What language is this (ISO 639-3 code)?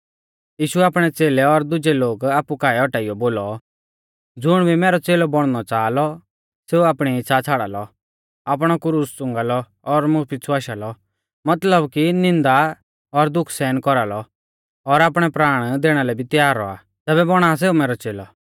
bfz